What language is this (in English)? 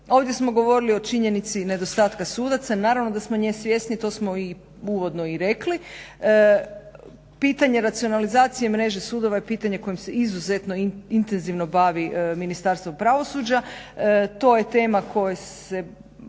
Croatian